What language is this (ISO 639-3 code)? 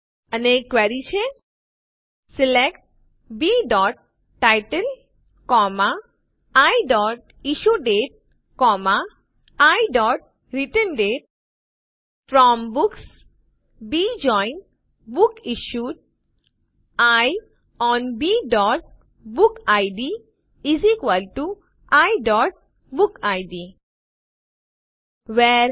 guj